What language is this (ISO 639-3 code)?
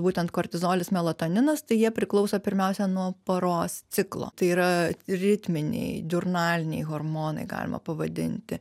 lit